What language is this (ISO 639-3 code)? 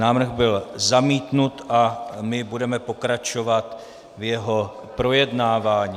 ces